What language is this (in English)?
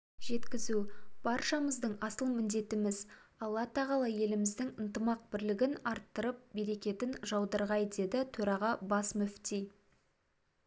Kazakh